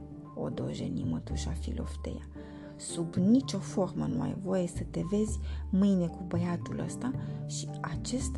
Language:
Romanian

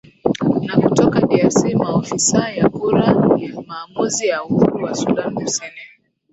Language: Swahili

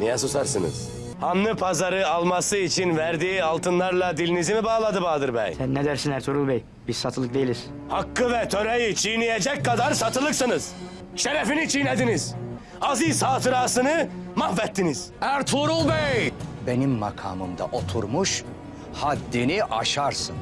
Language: Turkish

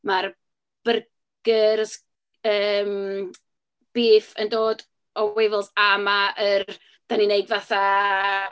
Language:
Welsh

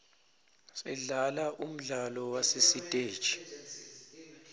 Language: Swati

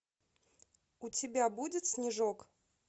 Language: Russian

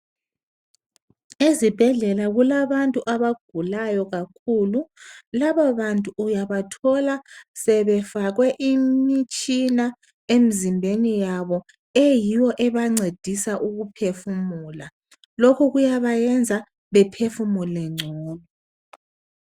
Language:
North Ndebele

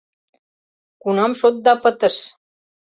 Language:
Mari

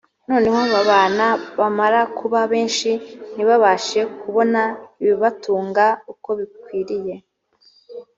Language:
Kinyarwanda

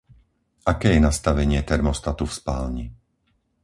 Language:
Slovak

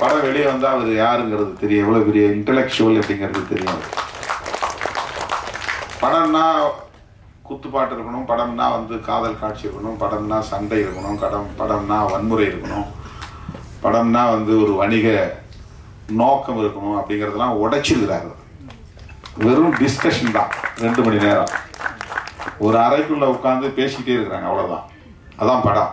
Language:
Korean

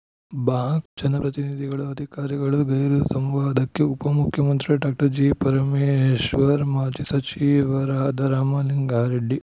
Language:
Kannada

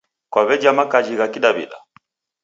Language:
Taita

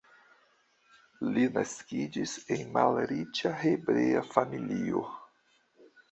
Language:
Esperanto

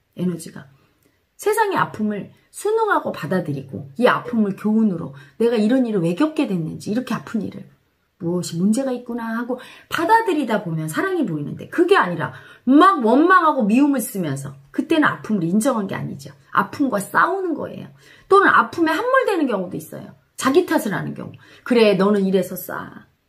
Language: Korean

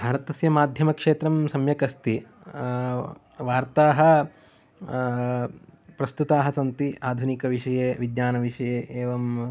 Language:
Sanskrit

